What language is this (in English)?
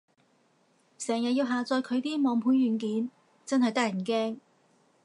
Cantonese